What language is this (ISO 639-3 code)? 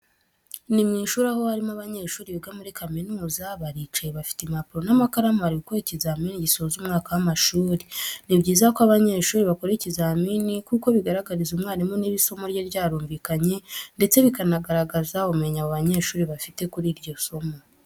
kin